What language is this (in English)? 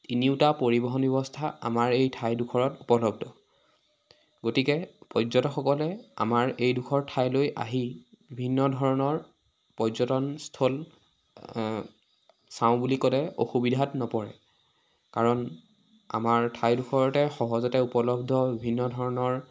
Assamese